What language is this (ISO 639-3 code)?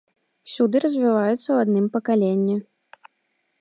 bel